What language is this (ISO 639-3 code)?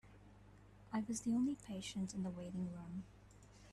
eng